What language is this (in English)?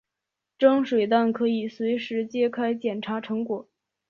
Chinese